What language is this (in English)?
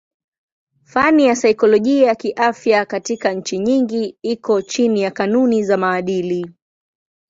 Swahili